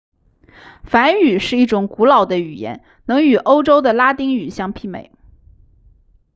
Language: Chinese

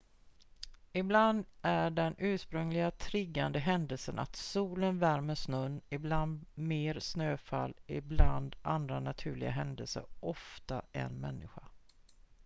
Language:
Swedish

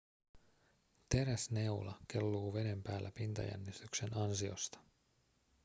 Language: Finnish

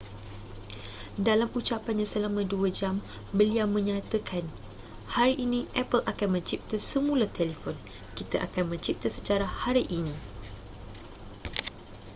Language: Malay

